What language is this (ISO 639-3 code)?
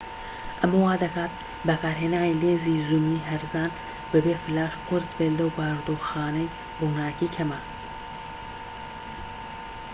ckb